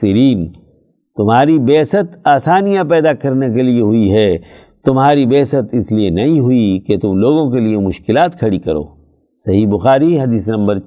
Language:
Urdu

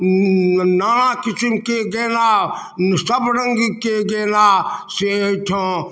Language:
Maithili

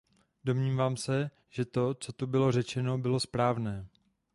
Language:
Czech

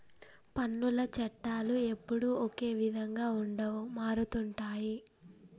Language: Telugu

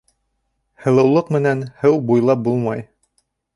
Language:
Bashkir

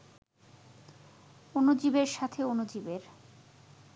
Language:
Bangla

